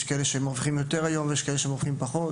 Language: Hebrew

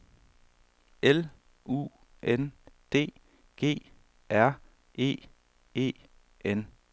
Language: Danish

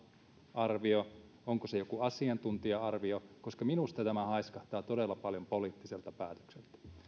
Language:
Finnish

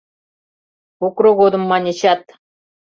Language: Mari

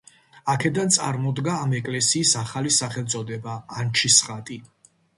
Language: Georgian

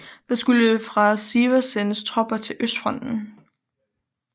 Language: Danish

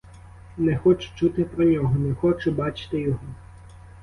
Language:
Ukrainian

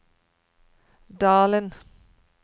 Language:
Norwegian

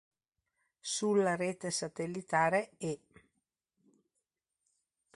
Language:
Italian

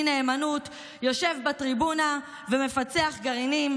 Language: Hebrew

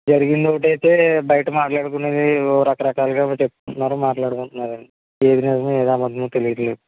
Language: Telugu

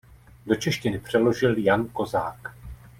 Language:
Czech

